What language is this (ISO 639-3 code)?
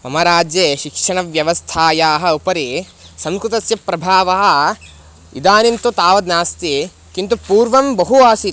san